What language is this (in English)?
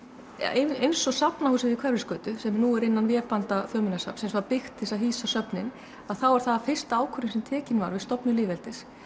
Icelandic